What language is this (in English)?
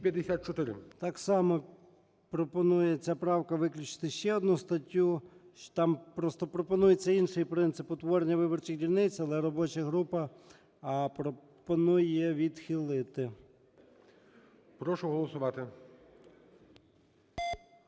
Ukrainian